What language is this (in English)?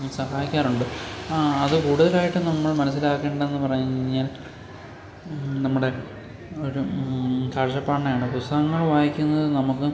Malayalam